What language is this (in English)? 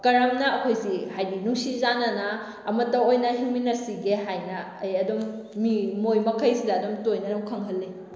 Manipuri